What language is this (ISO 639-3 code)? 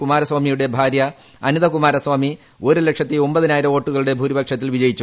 mal